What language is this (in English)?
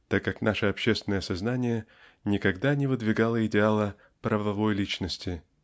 Russian